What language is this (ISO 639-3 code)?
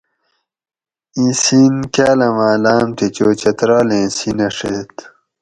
gwc